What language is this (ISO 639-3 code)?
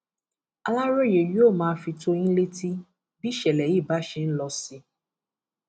yor